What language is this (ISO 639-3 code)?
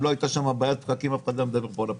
heb